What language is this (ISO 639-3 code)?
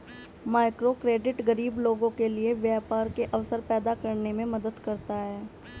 hin